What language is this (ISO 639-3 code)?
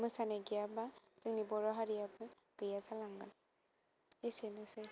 brx